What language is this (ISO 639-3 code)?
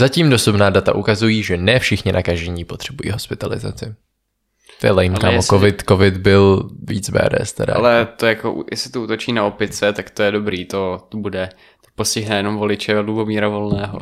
ces